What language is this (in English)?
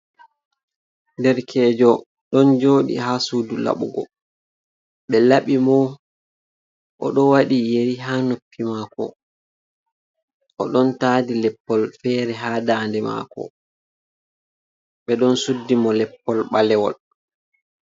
Fula